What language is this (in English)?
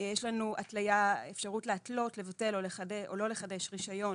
Hebrew